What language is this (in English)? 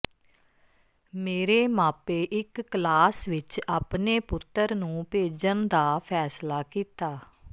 Punjabi